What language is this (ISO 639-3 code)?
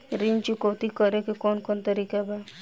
bho